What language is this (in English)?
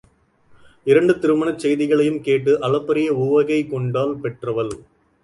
Tamil